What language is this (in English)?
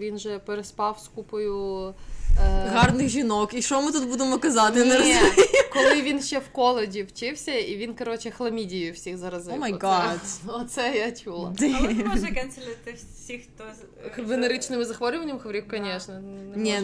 Ukrainian